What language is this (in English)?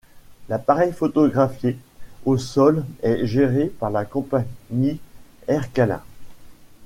French